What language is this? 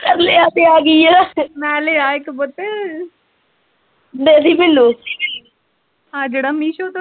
Punjabi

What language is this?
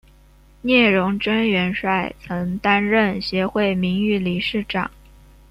Chinese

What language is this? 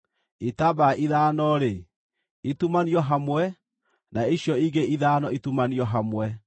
Kikuyu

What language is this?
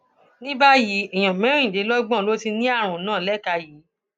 Yoruba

